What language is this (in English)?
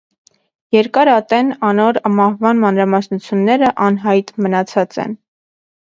Armenian